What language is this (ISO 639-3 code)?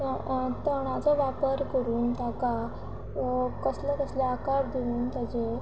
kok